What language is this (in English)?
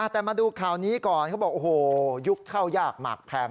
Thai